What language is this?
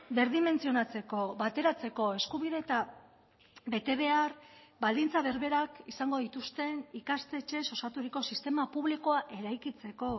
Basque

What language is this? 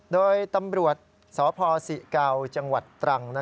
Thai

